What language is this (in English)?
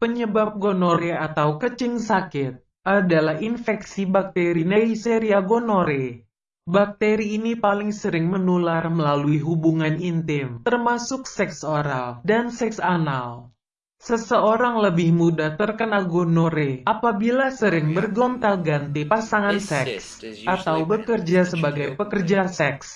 Indonesian